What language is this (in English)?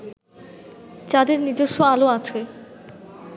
Bangla